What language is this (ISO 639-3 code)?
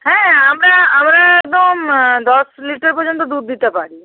ben